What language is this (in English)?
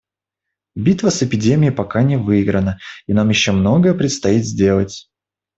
Russian